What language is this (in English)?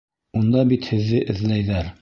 Bashkir